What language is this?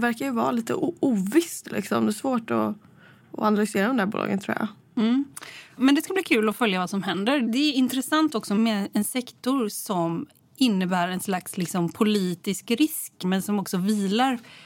Swedish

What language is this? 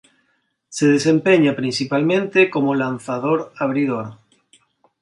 Spanish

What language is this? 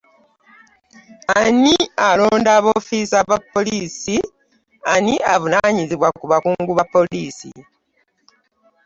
Ganda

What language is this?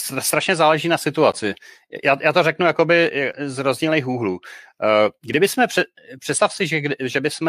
Czech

